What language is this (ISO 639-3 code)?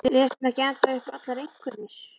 isl